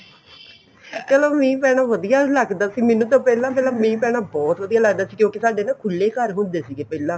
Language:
Punjabi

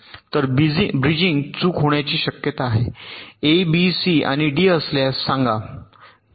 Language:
Marathi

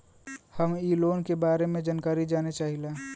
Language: Bhojpuri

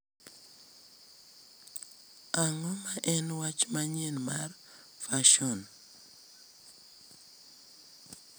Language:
Luo (Kenya and Tanzania)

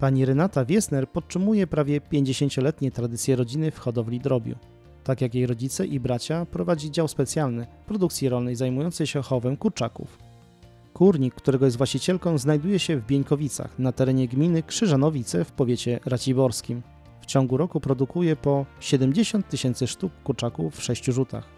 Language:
Polish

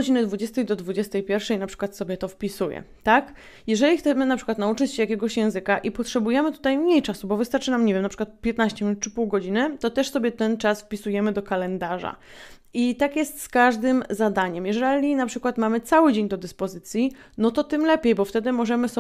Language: Polish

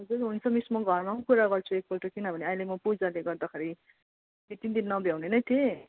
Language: Nepali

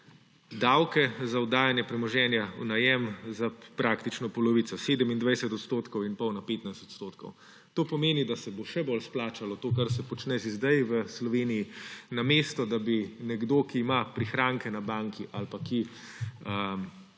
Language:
Slovenian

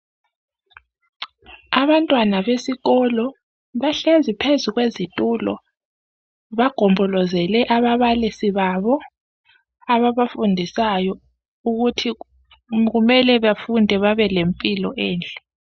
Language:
North Ndebele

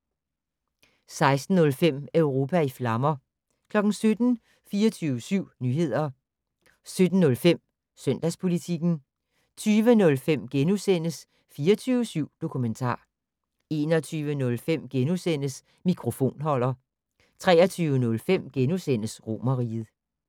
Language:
Danish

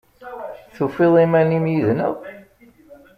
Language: Kabyle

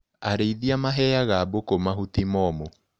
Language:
Kikuyu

